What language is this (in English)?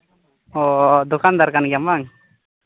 Santali